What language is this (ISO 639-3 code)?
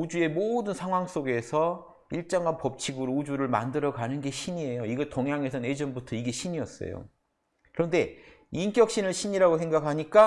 kor